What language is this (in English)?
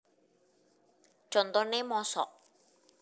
Javanese